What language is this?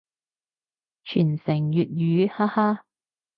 Cantonese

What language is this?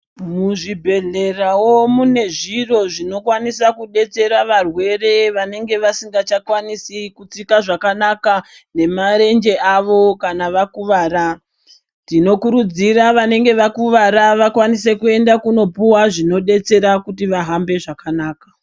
Ndau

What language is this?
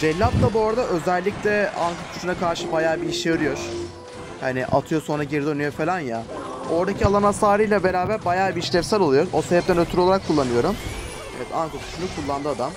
Turkish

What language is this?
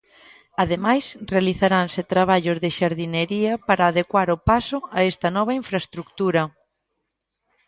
Galician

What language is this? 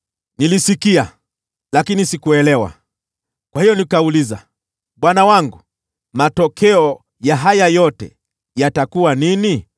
Swahili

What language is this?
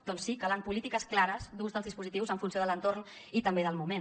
Catalan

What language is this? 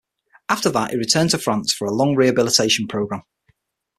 English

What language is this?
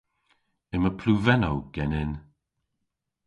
Cornish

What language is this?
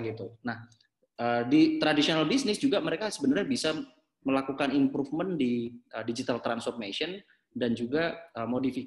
Indonesian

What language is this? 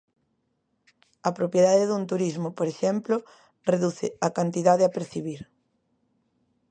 Galician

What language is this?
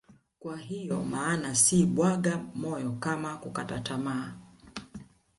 Swahili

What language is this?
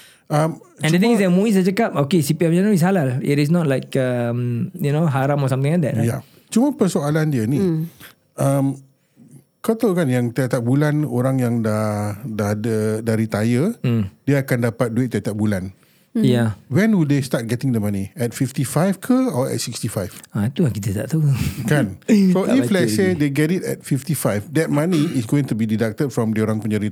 Malay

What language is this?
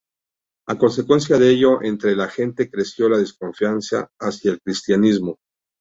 Spanish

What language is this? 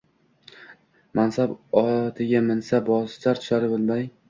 Uzbek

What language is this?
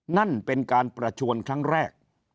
Thai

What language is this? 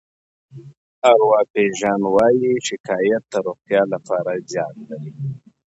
Pashto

